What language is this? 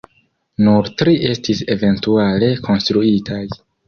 Esperanto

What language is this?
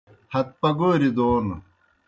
Kohistani Shina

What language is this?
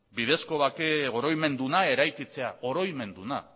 Basque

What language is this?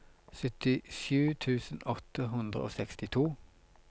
Norwegian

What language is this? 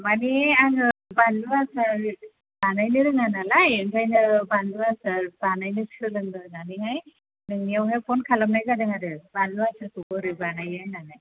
Bodo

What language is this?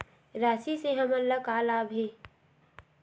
Chhattisgarhi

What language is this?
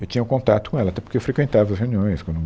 Portuguese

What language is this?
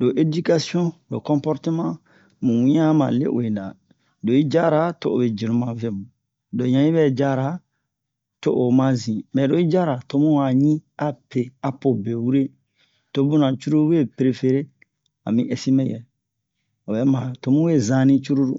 Bomu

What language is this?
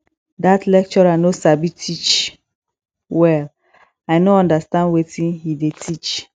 Nigerian Pidgin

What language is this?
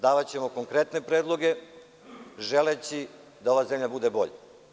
Serbian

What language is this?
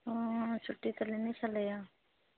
Maithili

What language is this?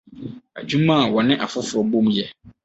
Akan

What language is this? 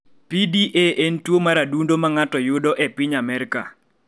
Luo (Kenya and Tanzania)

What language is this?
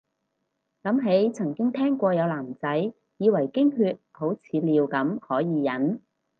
Cantonese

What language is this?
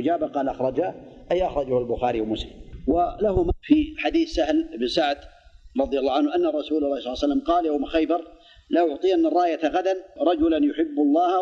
Arabic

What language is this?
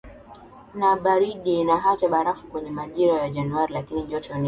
Swahili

